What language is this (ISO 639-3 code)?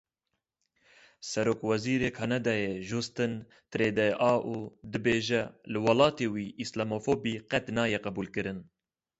kur